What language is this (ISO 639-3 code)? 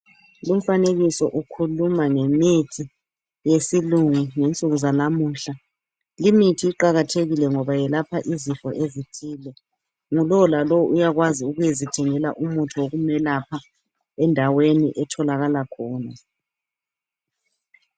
nde